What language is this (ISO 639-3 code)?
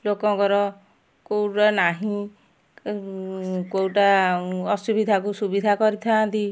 ori